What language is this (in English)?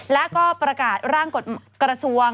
Thai